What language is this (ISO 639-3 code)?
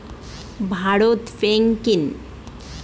ben